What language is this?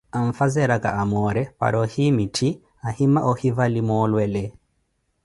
Koti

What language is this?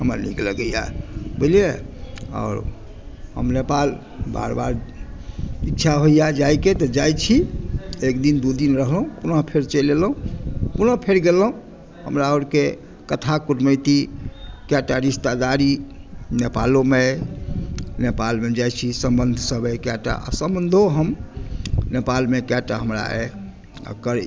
Maithili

